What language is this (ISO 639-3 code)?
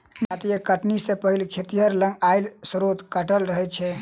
mai